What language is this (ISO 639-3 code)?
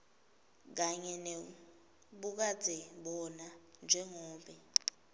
ssw